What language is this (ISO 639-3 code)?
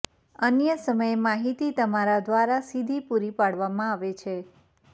guj